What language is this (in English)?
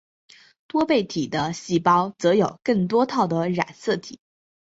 Chinese